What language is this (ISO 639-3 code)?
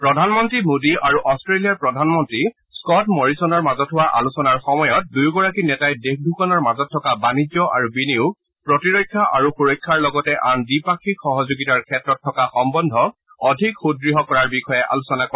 asm